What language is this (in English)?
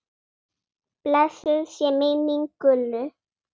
Icelandic